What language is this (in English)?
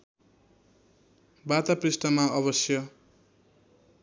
Nepali